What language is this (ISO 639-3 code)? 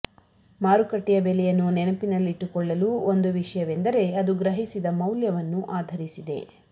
kan